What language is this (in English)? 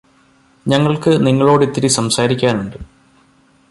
Malayalam